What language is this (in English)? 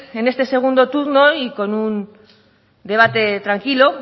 Spanish